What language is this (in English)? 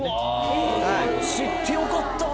Japanese